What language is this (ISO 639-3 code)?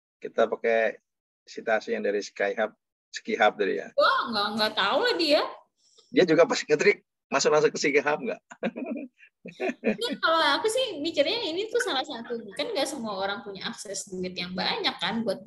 ind